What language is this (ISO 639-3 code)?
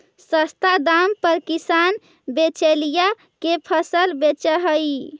mag